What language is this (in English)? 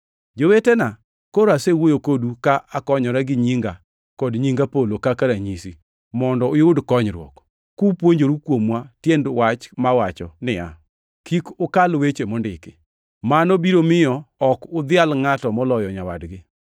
Luo (Kenya and Tanzania)